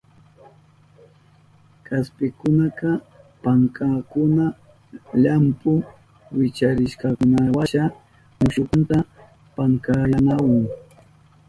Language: Southern Pastaza Quechua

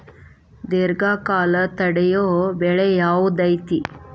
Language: Kannada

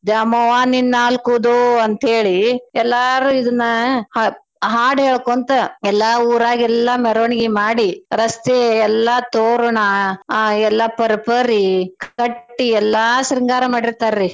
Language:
Kannada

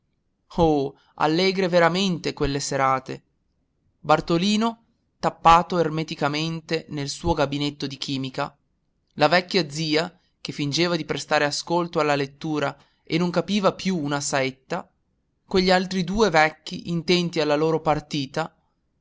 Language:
Italian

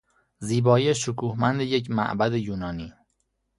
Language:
Persian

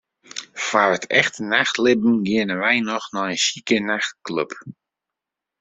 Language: Western Frisian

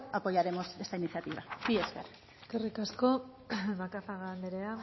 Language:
Basque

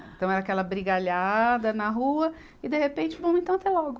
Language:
Portuguese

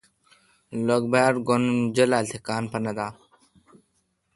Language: Kalkoti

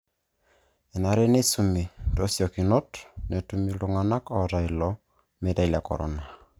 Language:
Masai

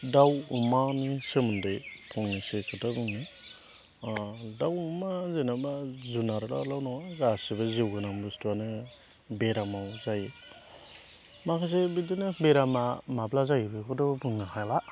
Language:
Bodo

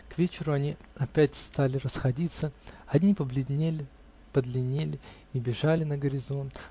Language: Russian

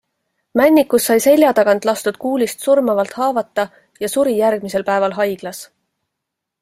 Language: Estonian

